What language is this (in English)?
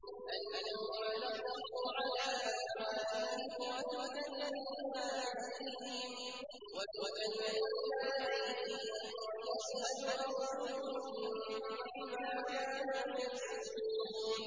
Arabic